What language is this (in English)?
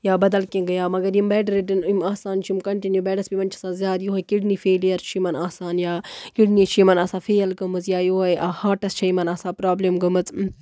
Kashmiri